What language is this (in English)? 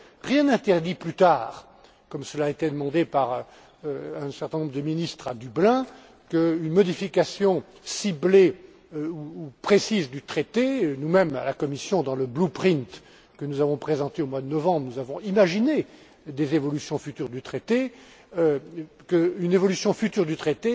French